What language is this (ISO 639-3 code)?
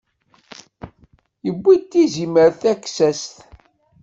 kab